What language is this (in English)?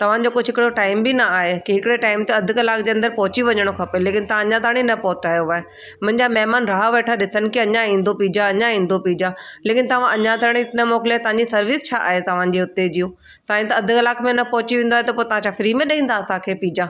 Sindhi